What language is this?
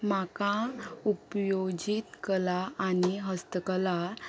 Konkani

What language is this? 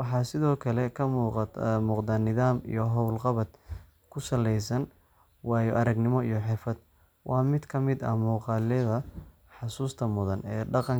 Somali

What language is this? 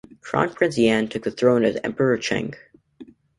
English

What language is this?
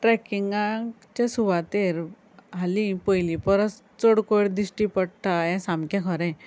Konkani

